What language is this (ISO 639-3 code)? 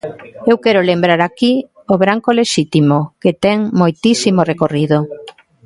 glg